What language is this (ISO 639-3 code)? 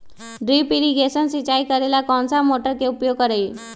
mag